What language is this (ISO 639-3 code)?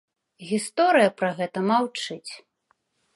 bel